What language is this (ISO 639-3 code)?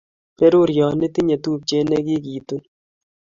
kln